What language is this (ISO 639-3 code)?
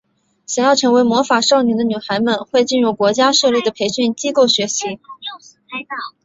zho